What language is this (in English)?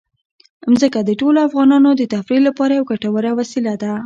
Pashto